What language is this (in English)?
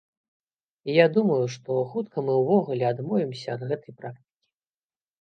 Belarusian